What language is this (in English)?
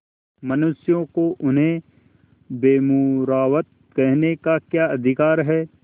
Hindi